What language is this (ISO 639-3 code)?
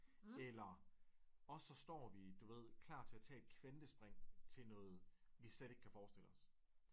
dan